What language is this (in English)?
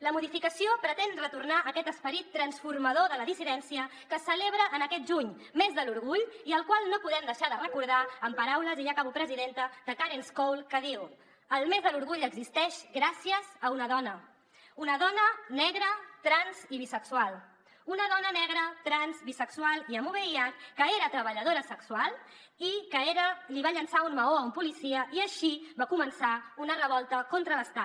Catalan